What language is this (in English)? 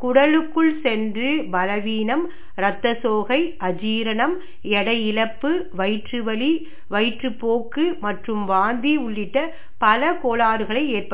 Tamil